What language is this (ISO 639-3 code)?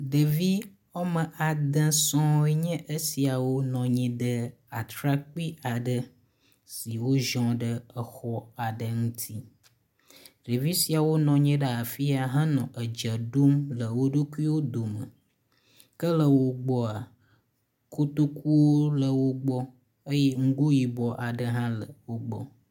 ewe